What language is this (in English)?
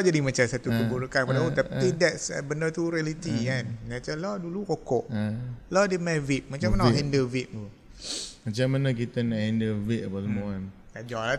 Malay